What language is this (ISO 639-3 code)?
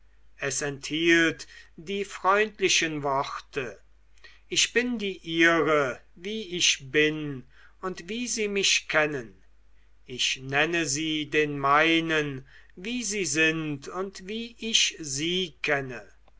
deu